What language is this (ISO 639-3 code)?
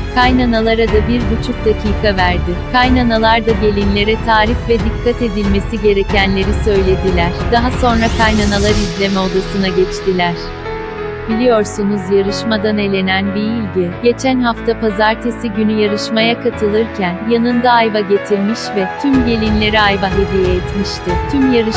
tur